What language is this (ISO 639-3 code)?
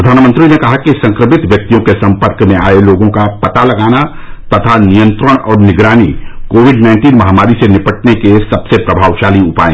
hin